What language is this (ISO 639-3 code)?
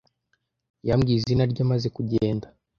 kin